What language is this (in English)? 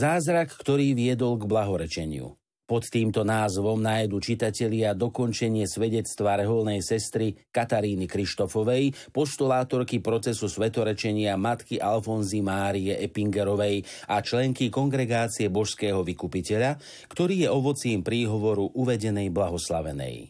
Slovak